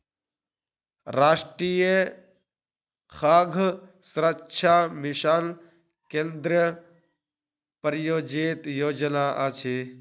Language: Maithili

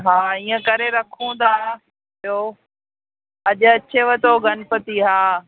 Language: Sindhi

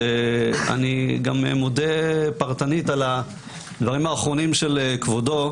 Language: Hebrew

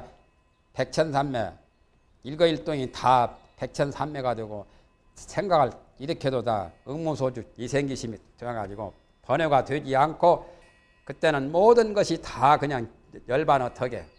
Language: Korean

